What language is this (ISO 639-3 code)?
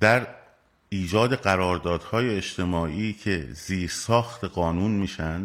fas